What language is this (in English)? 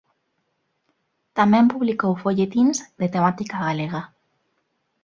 Galician